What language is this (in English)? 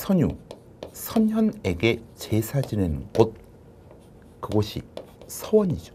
Korean